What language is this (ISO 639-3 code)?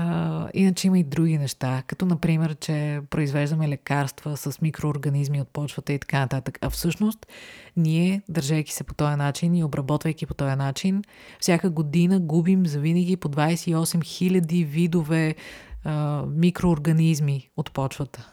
bul